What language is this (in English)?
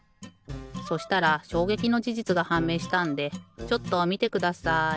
Japanese